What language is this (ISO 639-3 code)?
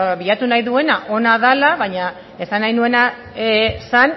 eus